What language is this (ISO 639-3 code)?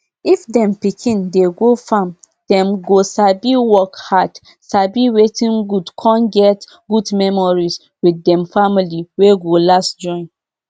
pcm